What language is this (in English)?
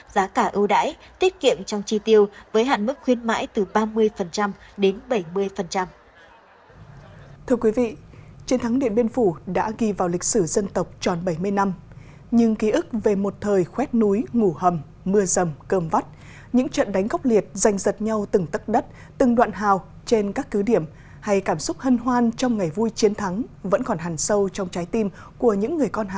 Vietnamese